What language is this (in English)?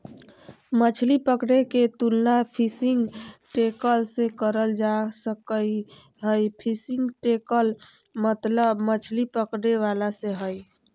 Magahi